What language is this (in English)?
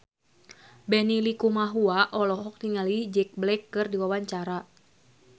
Sundanese